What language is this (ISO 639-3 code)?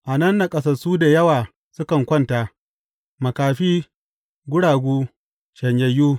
hau